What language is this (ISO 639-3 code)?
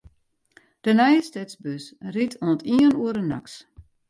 fry